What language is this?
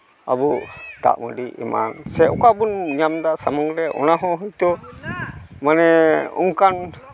Santali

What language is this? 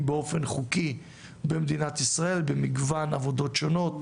Hebrew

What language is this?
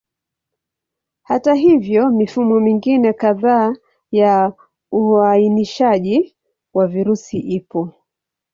Swahili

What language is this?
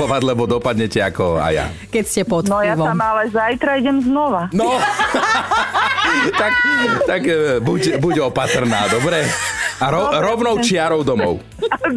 Slovak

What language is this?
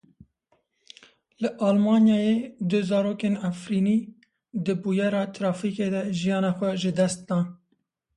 Kurdish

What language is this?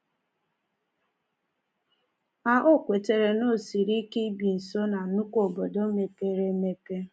Igbo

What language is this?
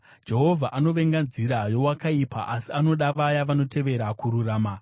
Shona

